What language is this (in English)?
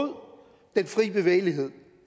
Danish